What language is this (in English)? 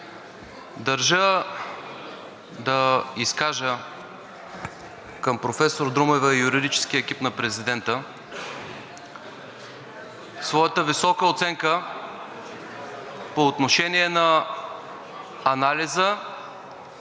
Bulgarian